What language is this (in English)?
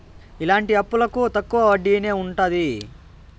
Telugu